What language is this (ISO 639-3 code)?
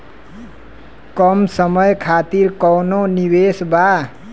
bho